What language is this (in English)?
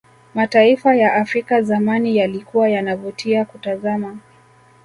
Swahili